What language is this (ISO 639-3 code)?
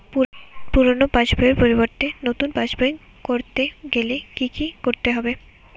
ben